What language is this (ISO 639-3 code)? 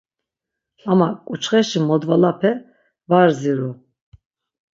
lzz